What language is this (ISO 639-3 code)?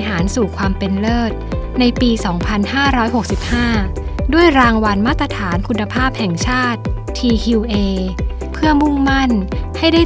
tha